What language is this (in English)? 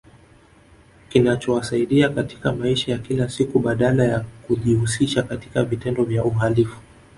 Swahili